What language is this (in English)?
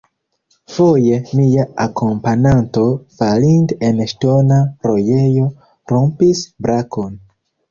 Esperanto